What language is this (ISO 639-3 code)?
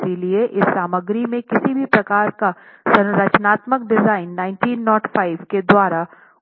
hin